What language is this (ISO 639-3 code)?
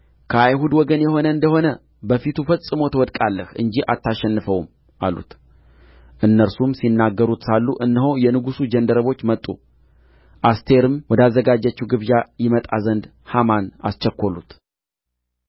amh